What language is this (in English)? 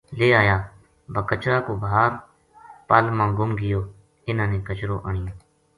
Gujari